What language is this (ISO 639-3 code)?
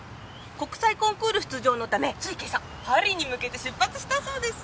jpn